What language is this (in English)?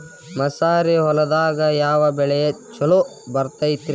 Kannada